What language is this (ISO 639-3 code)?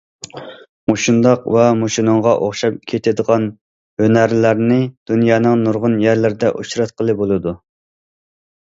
uig